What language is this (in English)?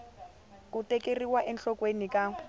Tsonga